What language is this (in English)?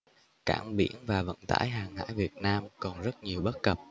Vietnamese